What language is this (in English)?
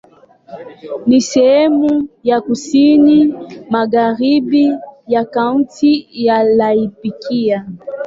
Swahili